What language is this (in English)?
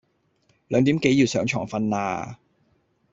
Cantonese